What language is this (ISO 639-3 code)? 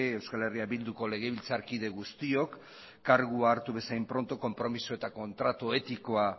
eus